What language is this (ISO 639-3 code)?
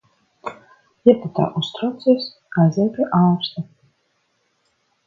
lav